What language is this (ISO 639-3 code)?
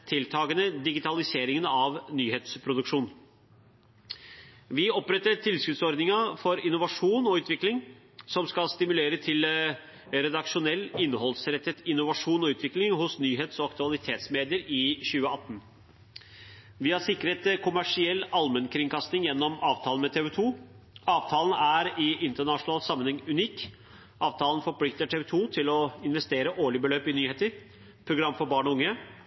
nob